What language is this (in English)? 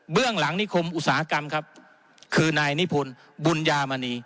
Thai